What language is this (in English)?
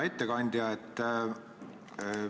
Estonian